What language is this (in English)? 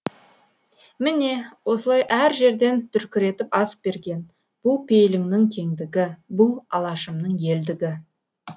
Kazakh